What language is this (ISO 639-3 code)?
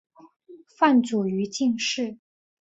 zho